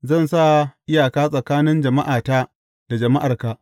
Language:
Hausa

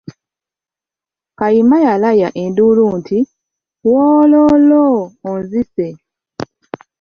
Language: Ganda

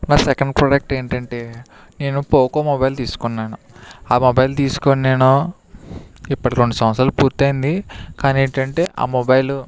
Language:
Telugu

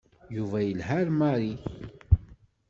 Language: Kabyle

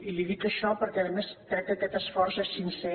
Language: Catalan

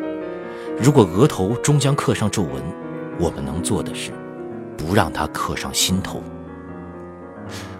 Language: Chinese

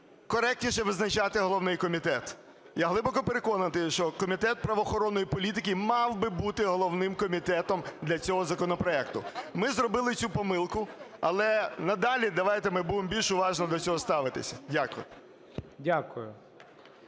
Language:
Ukrainian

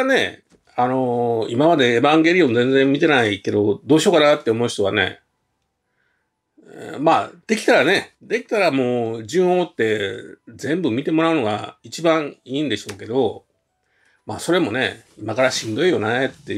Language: Japanese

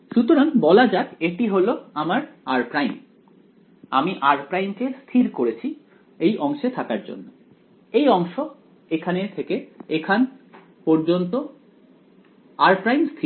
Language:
Bangla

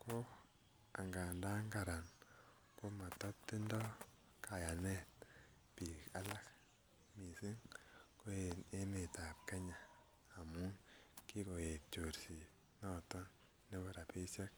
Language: Kalenjin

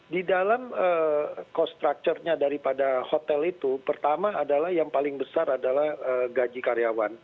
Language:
Indonesian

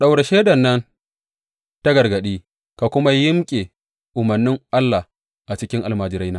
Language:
Hausa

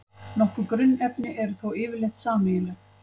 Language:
Icelandic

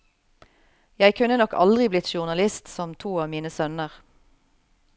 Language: Norwegian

